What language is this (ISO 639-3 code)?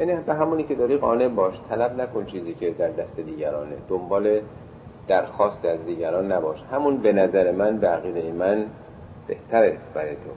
fas